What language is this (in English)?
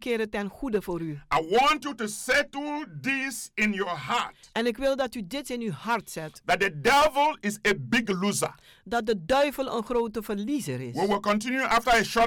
Dutch